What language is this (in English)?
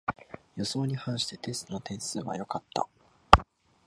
Japanese